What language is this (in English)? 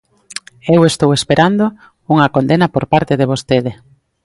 Galician